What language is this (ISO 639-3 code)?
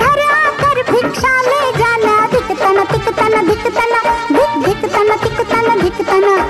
hin